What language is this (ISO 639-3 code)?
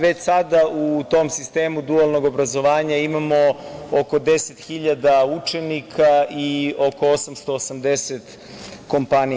srp